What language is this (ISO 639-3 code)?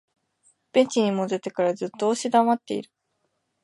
jpn